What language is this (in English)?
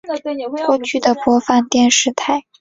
Chinese